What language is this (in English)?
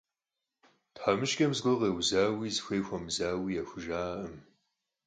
Kabardian